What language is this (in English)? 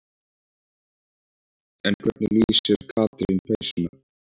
Icelandic